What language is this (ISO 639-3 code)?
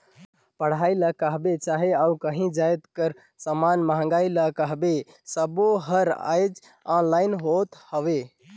hne